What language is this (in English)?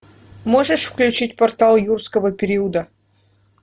Russian